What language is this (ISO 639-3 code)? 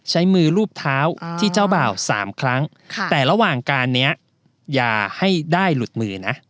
tha